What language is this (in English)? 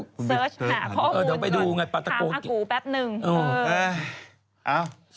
Thai